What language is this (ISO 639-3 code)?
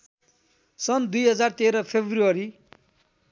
nep